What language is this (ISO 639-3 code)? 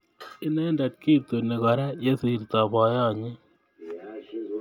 kln